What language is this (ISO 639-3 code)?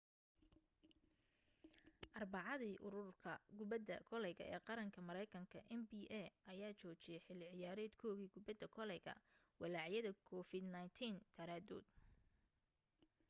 som